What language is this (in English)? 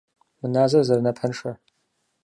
Kabardian